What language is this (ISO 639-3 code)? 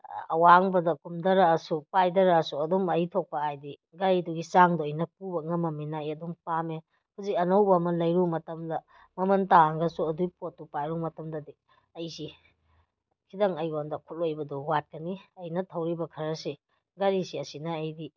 mni